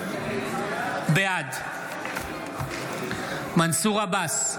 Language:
Hebrew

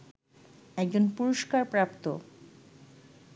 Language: Bangla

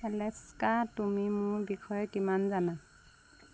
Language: Assamese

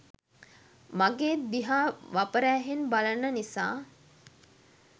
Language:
Sinhala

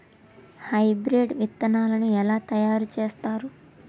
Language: Telugu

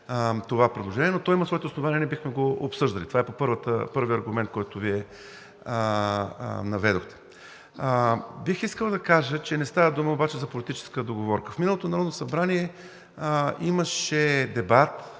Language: Bulgarian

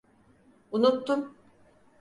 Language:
Turkish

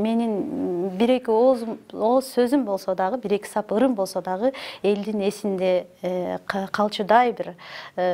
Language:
Turkish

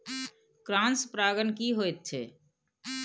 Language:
Maithili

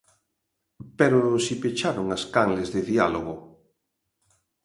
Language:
Galician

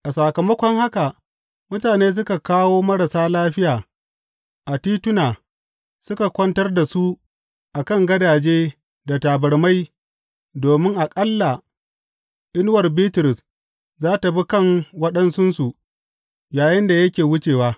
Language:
Hausa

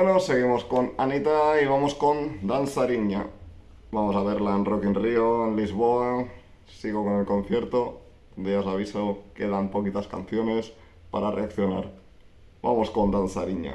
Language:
Spanish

